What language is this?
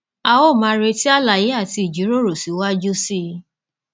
Yoruba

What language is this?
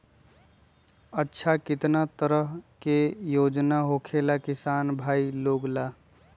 Magahi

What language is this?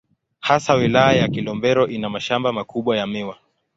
Swahili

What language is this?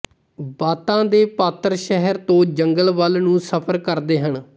Punjabi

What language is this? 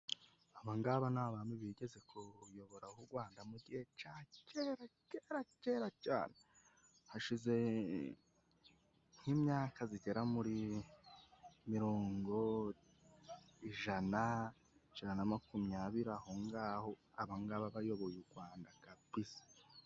Kinyarwanda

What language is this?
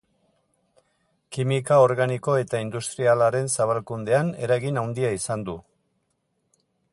Basque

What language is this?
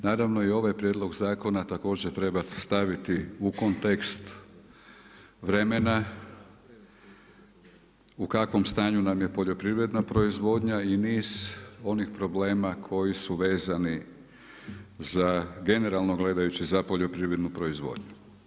Croatian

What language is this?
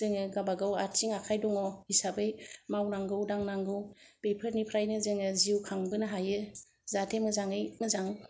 Bodo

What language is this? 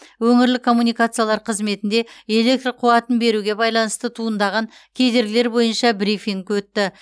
Kazakh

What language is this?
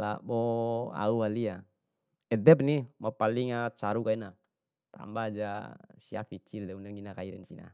Bima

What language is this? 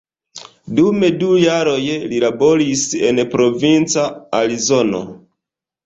Esperanto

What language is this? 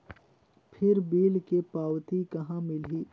Chhattisgarhi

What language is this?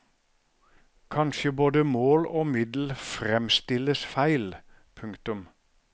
Norwegian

